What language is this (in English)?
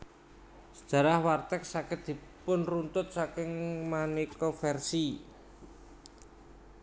Javanese